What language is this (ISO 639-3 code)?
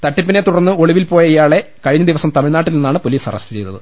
mal